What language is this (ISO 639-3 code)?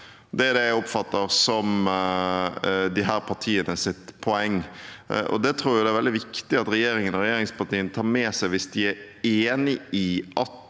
nor